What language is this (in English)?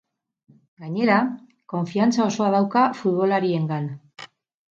Basque